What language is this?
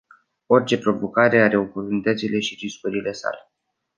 Romanian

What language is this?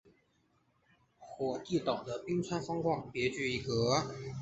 Chinese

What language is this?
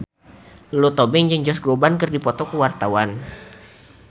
Sundanese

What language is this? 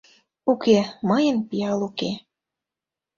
Mari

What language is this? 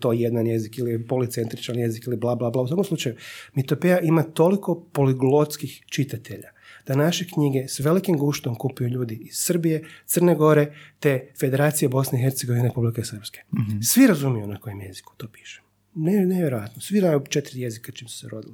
Croatian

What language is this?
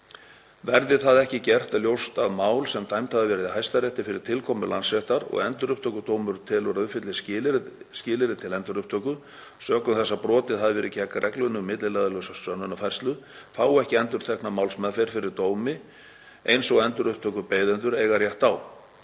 Icelandic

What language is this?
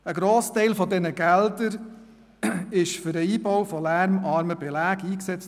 Swiss German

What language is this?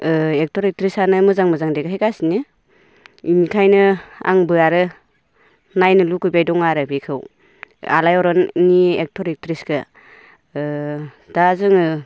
Bodo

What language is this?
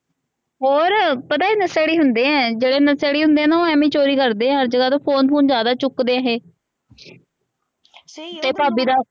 Punjabi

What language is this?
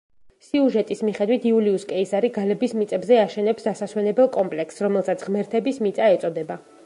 Georgian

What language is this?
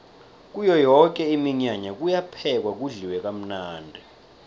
South Ndebele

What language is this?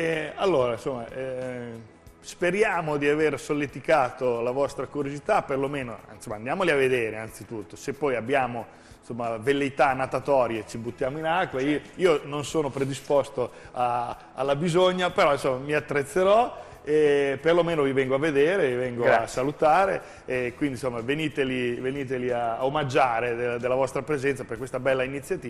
Italian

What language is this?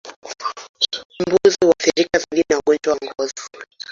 Swahili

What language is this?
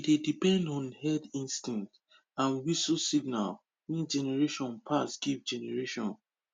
Nigerian Pidgin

